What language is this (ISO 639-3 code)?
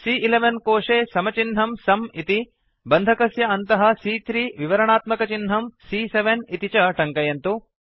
san